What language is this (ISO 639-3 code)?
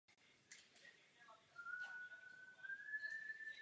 ces